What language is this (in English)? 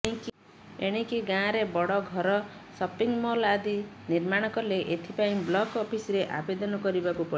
Odia